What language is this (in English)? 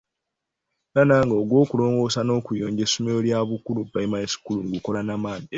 Ganda